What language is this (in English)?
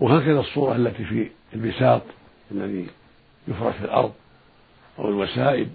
Arabic